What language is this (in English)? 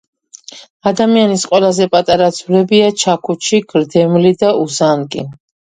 Georgian